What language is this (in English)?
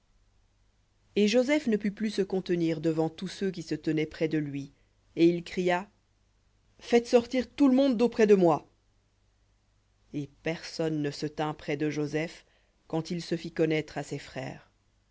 French